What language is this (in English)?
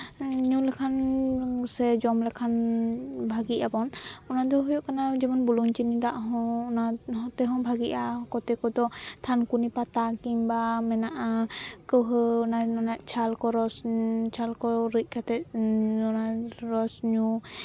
Santali